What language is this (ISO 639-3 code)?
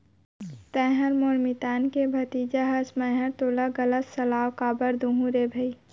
hne